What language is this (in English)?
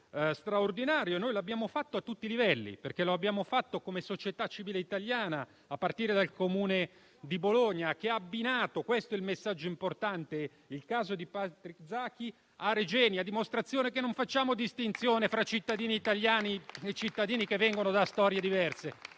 Italian